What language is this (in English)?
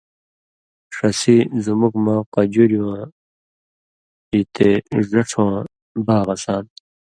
Indus Kohistani